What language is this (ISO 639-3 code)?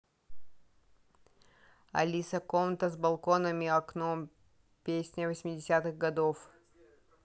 rus